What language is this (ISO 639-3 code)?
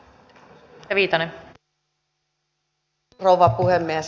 fin